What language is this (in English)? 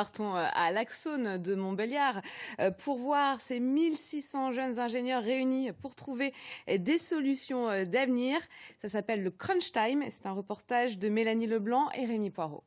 French